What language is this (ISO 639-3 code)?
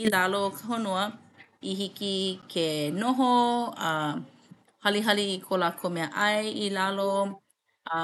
haw